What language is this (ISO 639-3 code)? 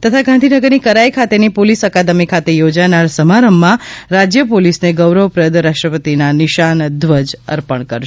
guj